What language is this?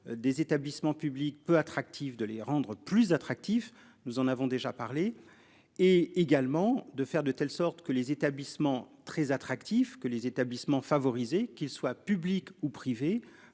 French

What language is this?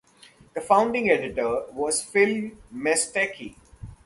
English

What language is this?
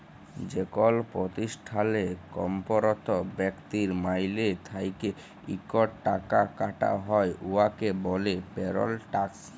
Bangla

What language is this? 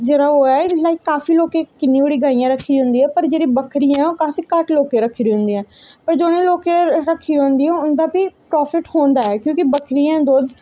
Dogri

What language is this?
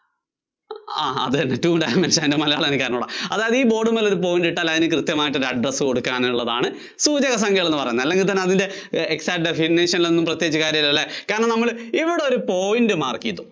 Malayalam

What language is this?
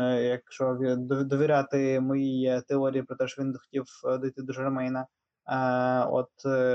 Ukrainian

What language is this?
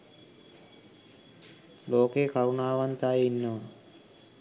Sinhala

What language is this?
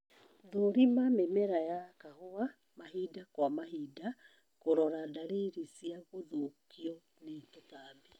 Kikuyu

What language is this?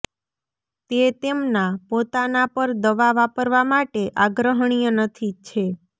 Gujarati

